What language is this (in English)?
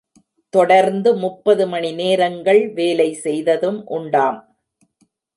Tamil